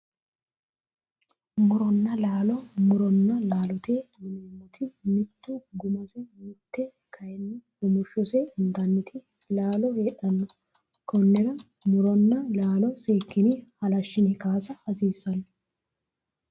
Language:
Sidamo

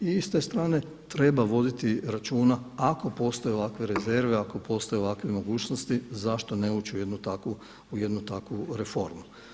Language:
Croatian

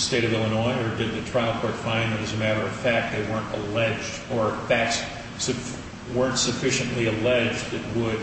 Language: English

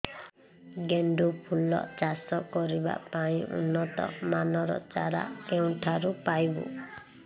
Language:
Odia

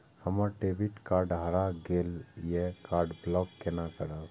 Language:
Maithili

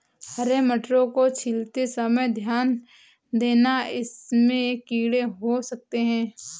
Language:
Hindi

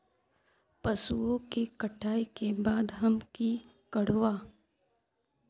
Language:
Magahi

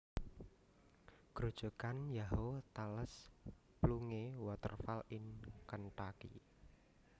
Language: Javanese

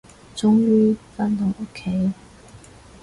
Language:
Cantonese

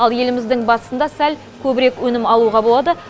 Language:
Kazakh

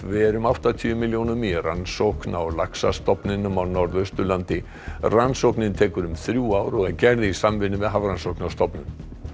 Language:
Icelandic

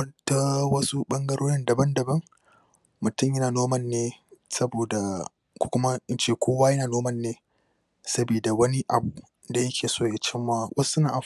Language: Hausa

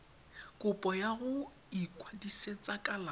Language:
Tswana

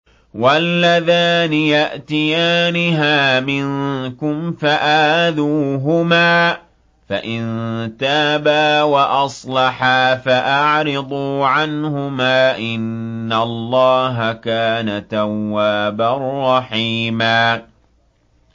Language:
Arabic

